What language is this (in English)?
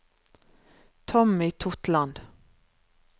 Norwegian